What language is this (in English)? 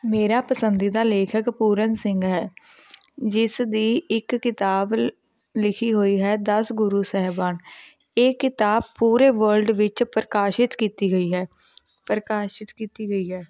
Punjabi